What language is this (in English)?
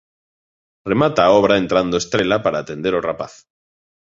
Galician